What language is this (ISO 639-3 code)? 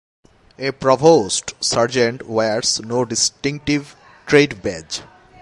eng